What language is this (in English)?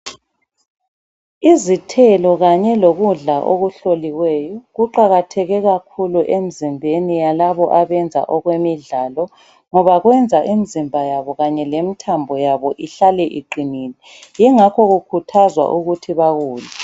North Ndebele